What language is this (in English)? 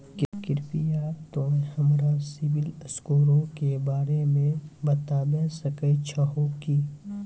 Maithili